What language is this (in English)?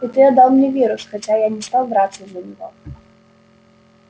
Russian